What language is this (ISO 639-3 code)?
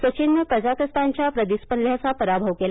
mar